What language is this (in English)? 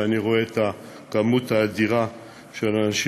Hebrew